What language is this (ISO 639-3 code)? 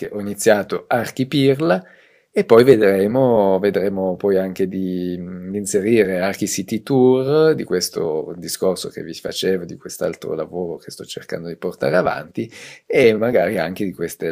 ita